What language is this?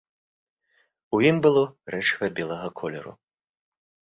Belarusian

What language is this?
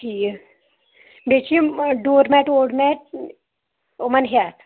Kashmiri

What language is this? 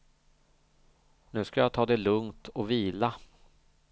Swedish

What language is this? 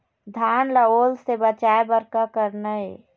Chhattisgarhi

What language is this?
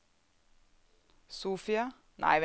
Norwegian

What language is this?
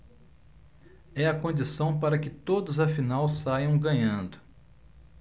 Portuguese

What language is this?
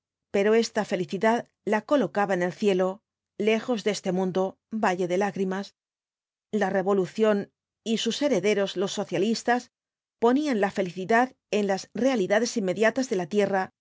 Spanish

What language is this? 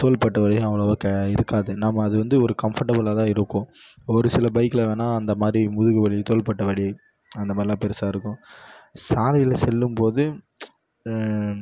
Tamil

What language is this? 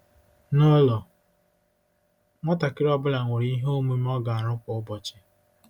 Igbo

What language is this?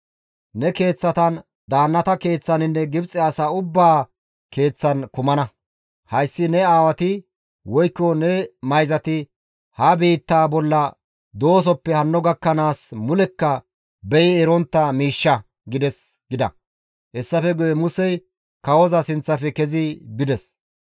Gamo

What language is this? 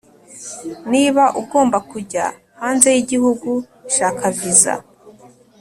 Kinyarwanda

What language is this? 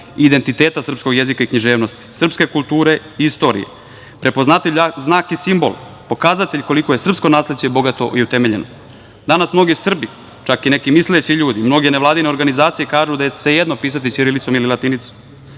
Serbian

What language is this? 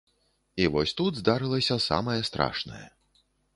Belarusian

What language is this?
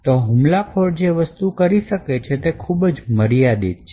Gujarati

